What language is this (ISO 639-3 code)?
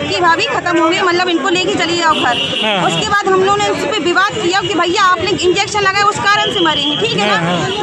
hin